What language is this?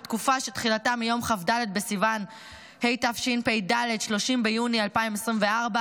Hebrew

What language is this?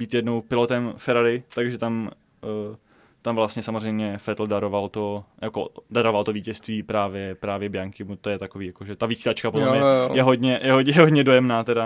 Czech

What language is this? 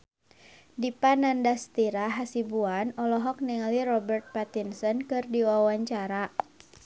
Sundanese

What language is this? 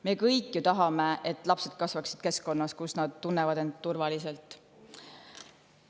Estonian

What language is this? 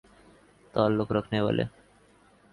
Urdu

